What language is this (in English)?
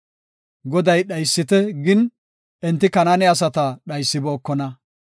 Gofa